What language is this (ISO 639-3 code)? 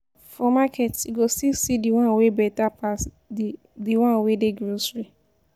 pcm